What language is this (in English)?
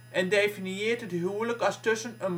Dutch